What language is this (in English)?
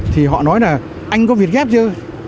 Vietnamese